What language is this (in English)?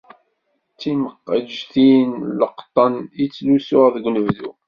Kabyle